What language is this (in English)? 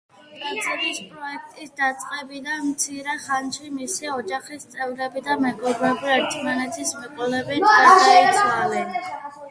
Georgian